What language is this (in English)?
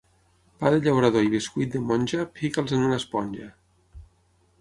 Catalan